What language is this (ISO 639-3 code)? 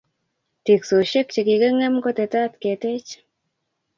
kln